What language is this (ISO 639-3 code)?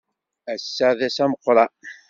kab